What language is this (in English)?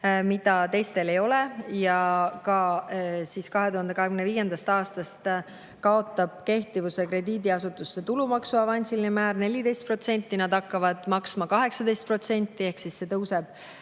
Estonian